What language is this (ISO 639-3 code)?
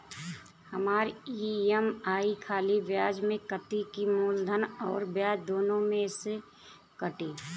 bho